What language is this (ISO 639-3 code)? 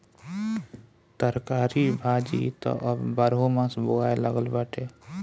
bho